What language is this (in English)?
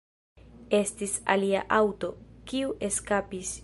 Esperanto